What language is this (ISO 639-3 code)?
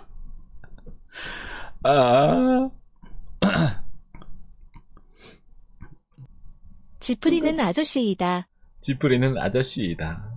kor